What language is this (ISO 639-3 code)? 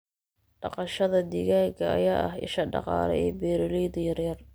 som